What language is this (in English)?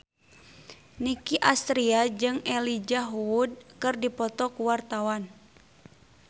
Sundanese